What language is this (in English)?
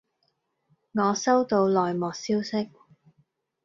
Cantonese